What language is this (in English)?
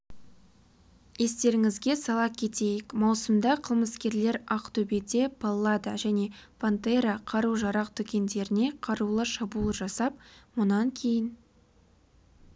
Kazakh